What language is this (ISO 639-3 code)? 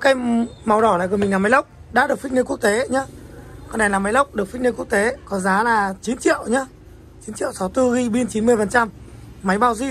vie